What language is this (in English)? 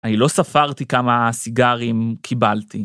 Hebrew